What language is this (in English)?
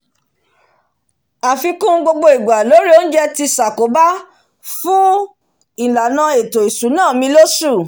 Yoruba